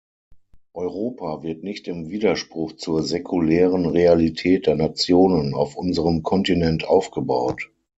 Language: German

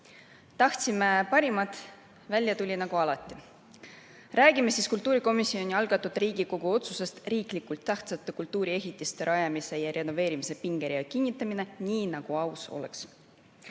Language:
Estonian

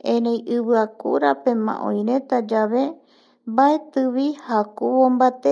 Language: Eastern Bolivian Guaraní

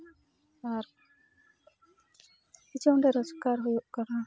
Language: Santali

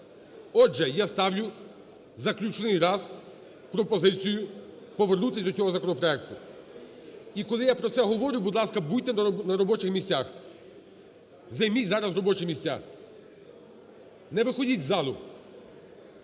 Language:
Ukrainian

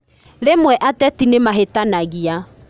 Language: Kikuyu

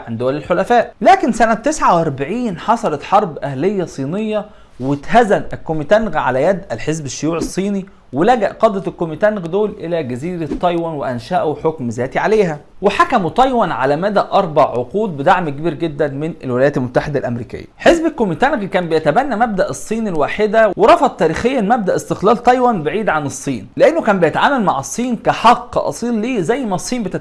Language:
Arabic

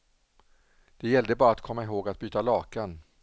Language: Swedish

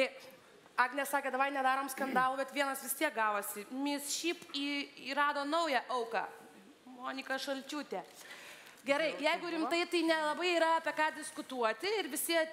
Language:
Lithuanian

